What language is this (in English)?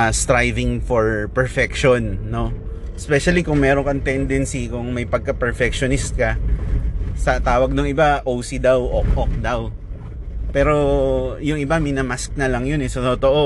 Filipino